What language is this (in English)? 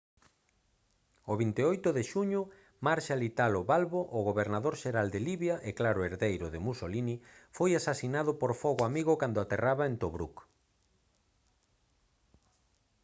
Galician